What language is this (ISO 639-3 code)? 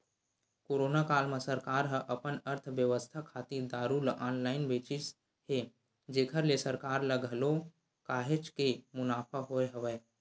hne